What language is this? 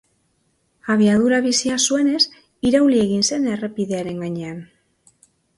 Basque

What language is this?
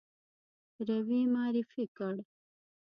Pashto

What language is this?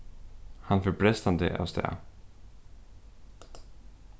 Faroese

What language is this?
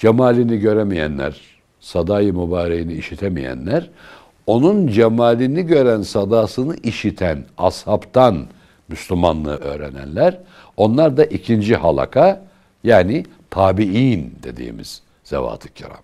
Turkish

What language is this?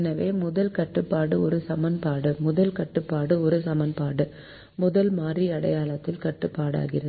Tamil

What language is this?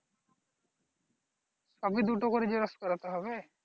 Bangla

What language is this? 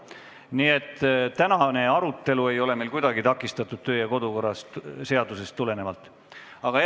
Estonian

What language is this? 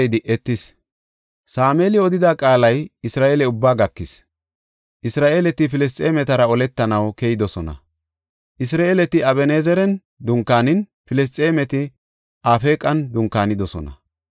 Gofa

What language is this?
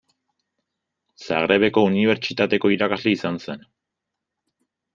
Basque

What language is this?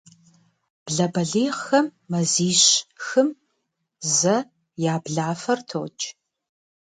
Kabardian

